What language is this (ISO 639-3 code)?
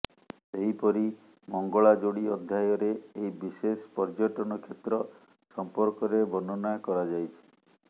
ori